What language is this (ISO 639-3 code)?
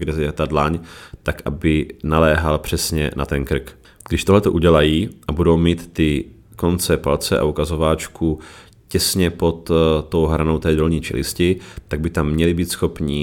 ces